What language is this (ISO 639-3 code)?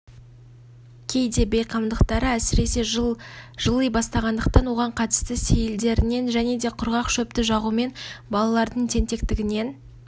kaz